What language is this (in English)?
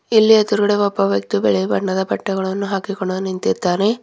Kannada